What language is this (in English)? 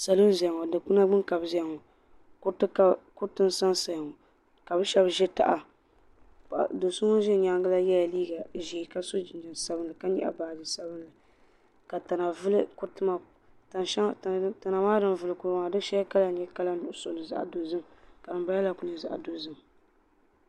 Dagbani